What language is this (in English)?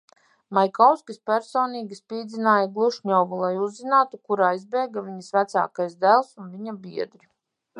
Latvian